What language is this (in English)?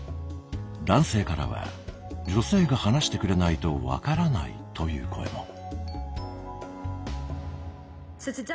Japanese